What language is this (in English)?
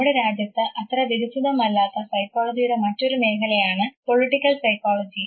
Malayalam